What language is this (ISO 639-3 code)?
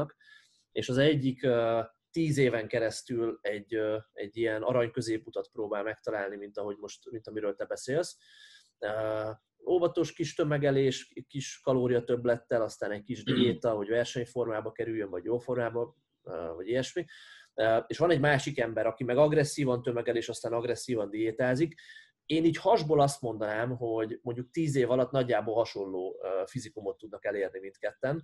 hun